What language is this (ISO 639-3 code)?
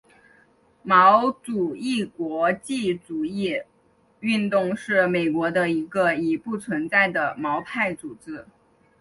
zho